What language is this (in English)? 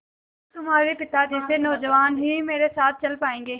Hindi